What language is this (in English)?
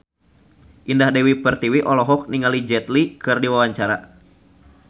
Sundanese